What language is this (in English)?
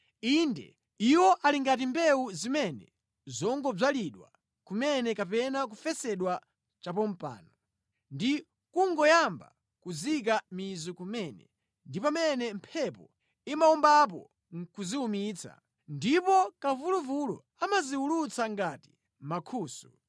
Nyanja